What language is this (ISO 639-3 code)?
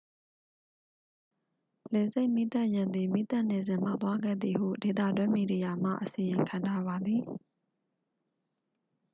mya